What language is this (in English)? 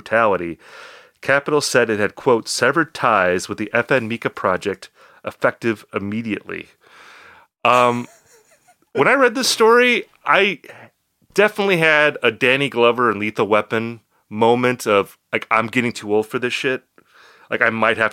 English